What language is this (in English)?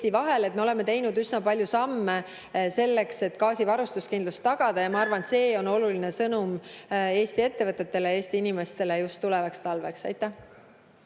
Estonian